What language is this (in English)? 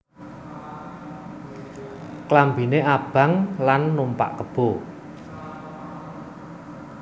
Javanese